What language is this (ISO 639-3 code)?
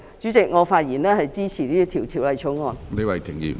yue